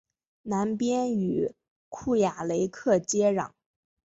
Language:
Chinese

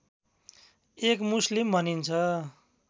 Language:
Nepali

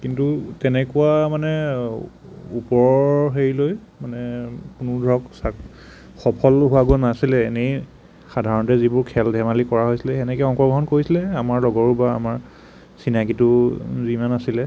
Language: Assamese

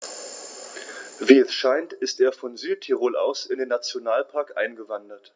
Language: German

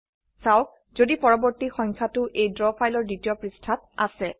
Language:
Assamese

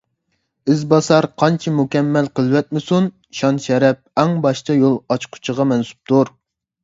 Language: Uyghur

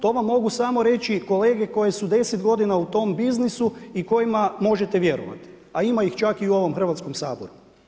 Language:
Croatian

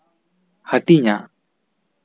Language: Santali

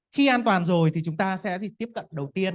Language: Vietnamese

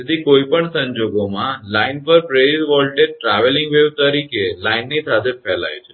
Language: Gujarati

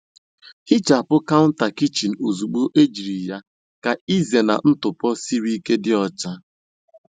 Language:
Igbo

